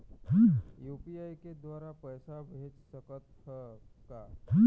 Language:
Chhattisgarhi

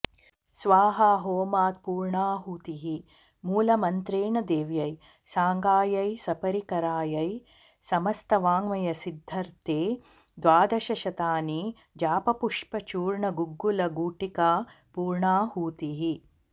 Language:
Sanskrit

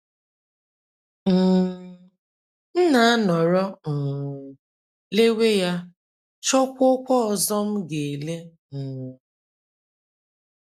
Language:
Igbo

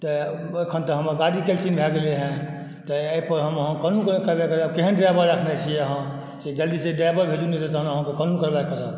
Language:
Maithili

